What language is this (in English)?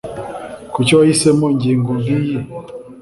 Kinyarwanda